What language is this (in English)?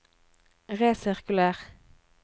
Norwegian